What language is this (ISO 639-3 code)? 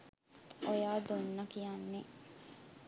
sin